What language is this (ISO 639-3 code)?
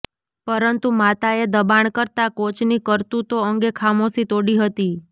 guj